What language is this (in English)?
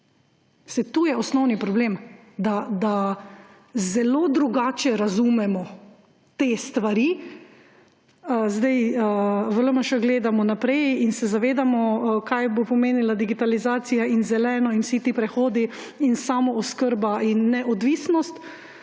Slovenian